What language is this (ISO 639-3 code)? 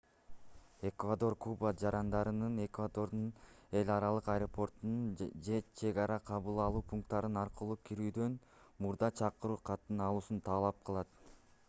kir